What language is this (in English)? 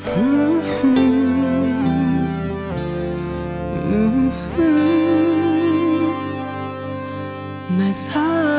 Korean